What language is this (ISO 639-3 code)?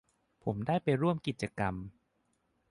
tha